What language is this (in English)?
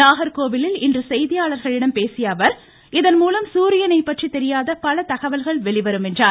Tamil